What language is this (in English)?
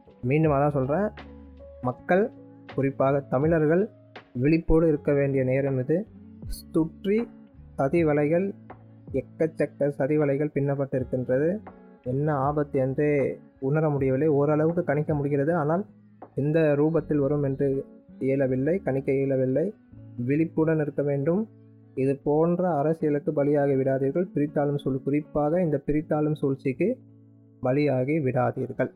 Tamil